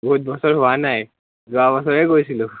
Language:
Assamese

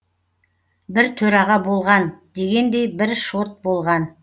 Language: Kazakh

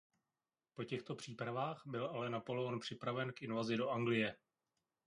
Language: Czech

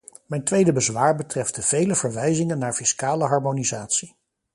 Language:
Dutch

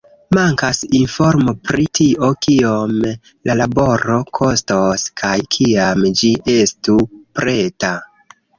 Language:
Esperanto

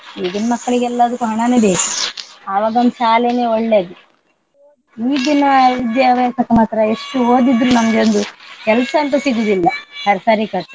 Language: Kannada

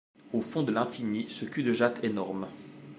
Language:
French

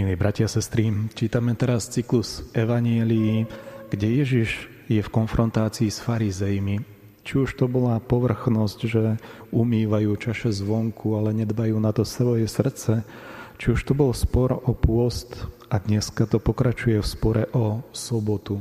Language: Slovak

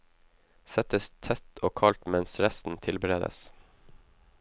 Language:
Norwegian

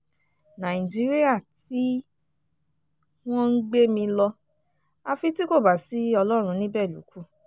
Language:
Yoruba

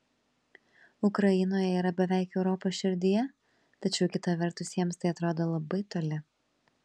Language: Lithuanian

